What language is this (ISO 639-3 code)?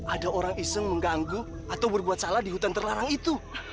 ind